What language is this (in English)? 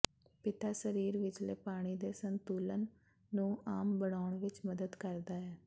Punjabi